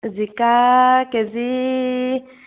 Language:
Assamese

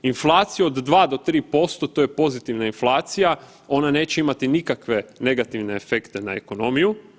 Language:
Croatian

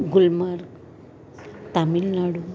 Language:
Gujarati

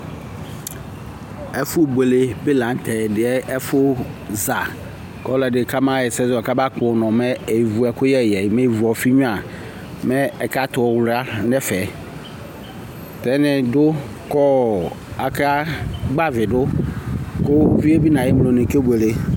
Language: Ikposo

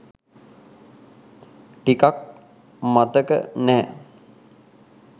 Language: Sinhala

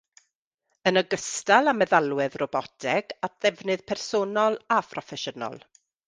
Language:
Welsh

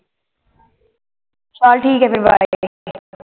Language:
Punjabi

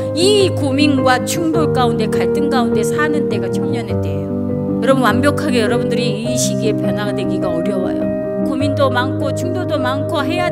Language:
Korean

